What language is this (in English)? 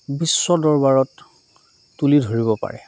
Assamese